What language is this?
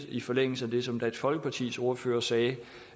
Danish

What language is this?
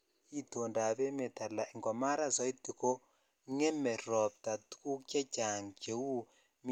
Kalenjin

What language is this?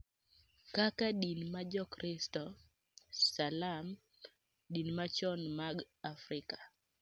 Luo (Kenya and Tanzania)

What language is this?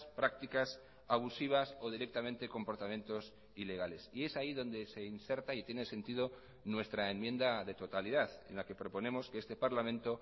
Spanish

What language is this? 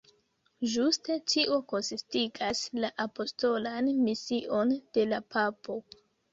Esperanto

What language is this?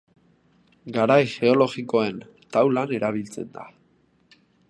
Basque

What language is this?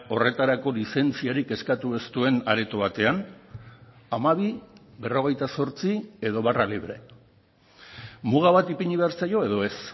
Basque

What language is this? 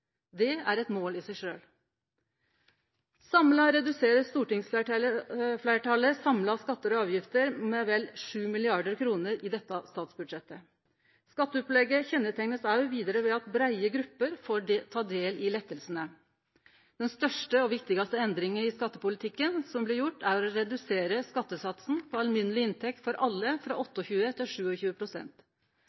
Norwegian Nynorsk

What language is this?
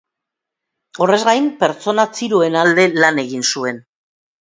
Basque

